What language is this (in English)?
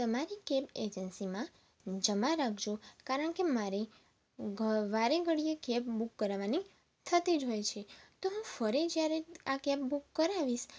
Gujarati